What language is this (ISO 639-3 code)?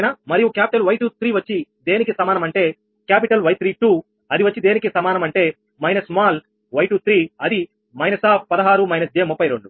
tel